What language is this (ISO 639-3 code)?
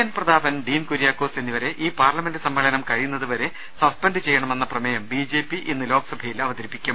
mal